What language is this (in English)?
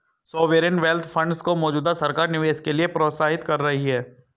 Hindi